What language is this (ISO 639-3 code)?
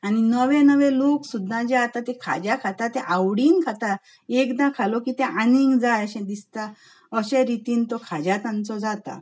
kok